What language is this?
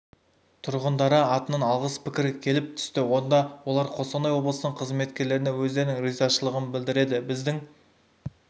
Kazakh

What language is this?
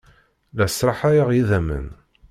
Kabyle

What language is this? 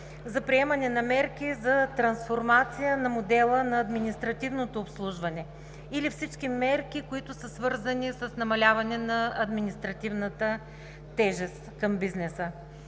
Bulgarian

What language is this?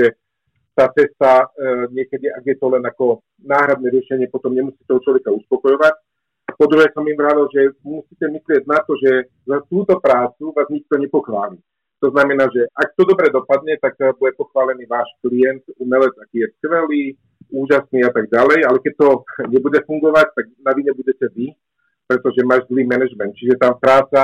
Slovak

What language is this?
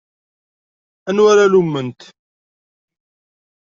Kabyle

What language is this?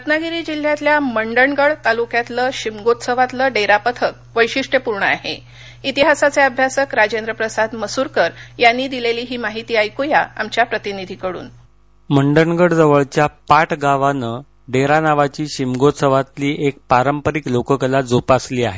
Marathi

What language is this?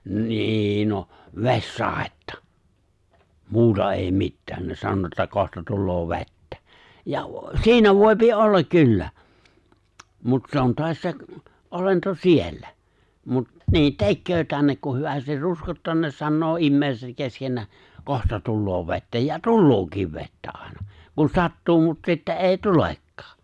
Finnish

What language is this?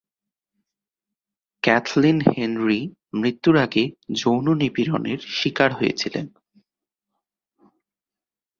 Bangla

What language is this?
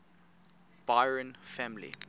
English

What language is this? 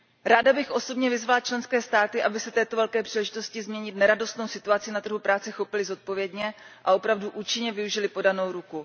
Czech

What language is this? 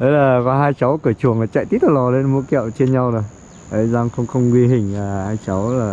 Vietnamese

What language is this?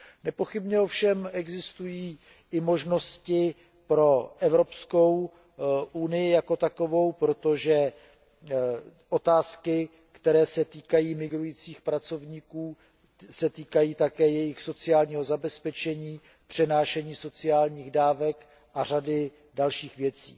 Czech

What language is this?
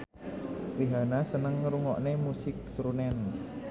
Javanese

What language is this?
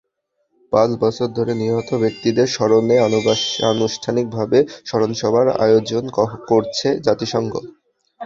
Bangla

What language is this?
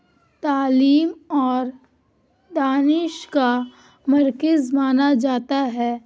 Urdu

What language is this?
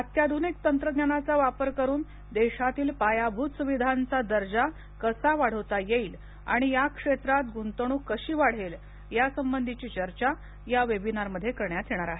Marathi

